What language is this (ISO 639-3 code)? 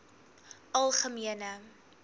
afr